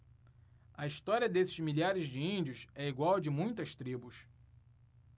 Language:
Portuguese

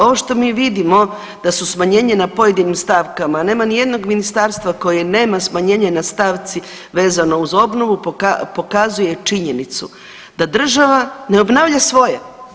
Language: Croatian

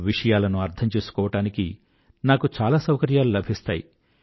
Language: Telugu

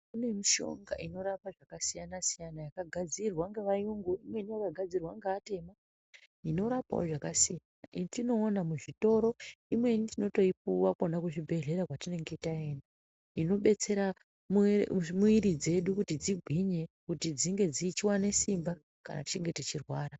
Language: Ndau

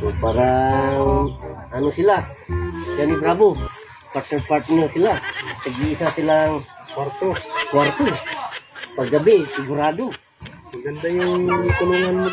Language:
Filipino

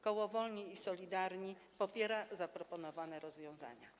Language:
Polish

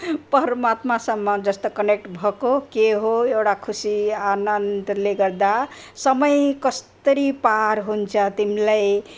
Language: Nepali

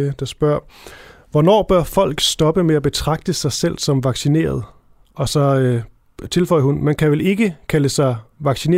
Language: Danish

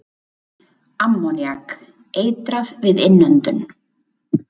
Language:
Icelandic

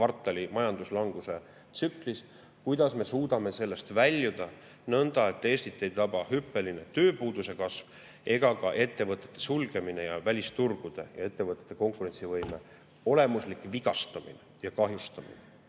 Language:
Estonian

